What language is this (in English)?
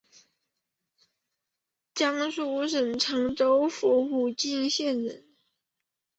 Chinese